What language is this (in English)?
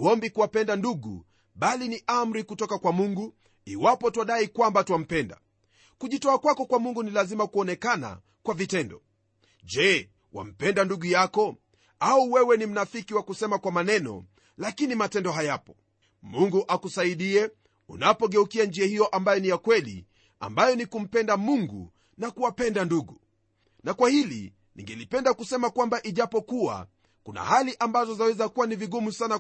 Swahili